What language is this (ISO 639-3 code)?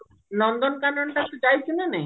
ori